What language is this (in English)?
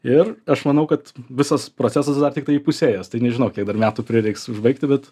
Lithuanian